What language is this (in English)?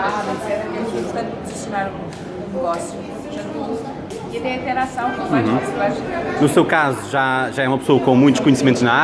Portuguese